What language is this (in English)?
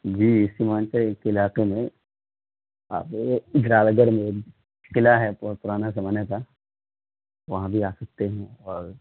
Urdu